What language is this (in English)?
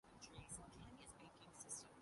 Urdu